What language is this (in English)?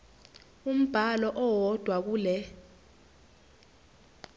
Zulu